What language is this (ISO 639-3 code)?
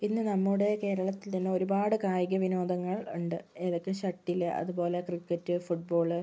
mal